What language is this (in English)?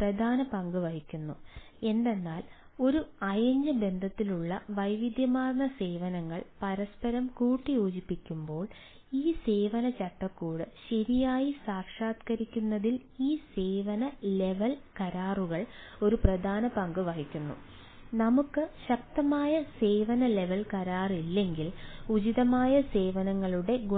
Malayalam